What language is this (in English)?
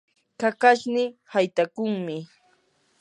Yanahuanca Pasco Quechua